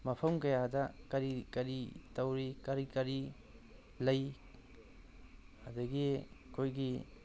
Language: Manipuri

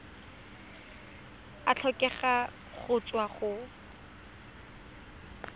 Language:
Tswana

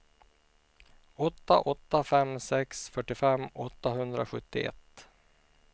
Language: Swedish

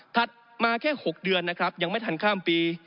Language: Thai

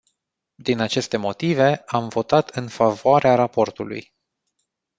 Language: Romanian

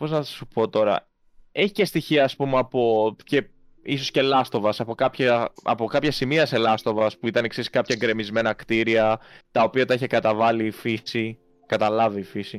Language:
Greek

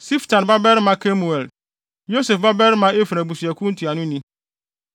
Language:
Akan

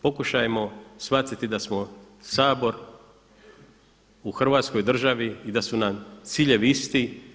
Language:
Croatian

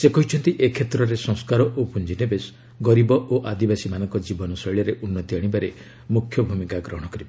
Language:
Odia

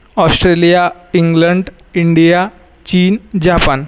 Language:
Marathi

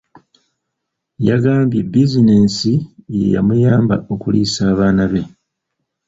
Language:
Ganda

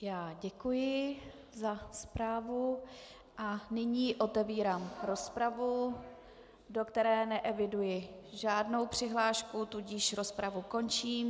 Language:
Czech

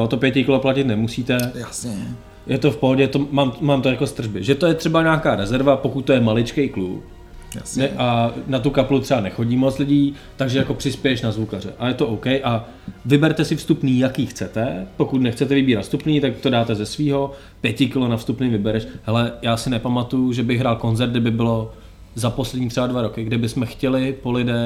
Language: Czech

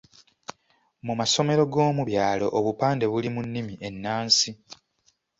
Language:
Ganda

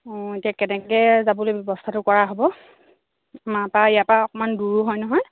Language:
Assamese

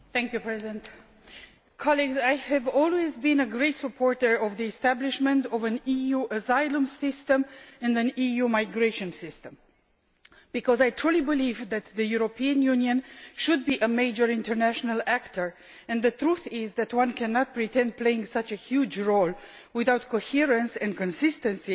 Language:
English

